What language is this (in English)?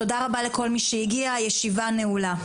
Hebrew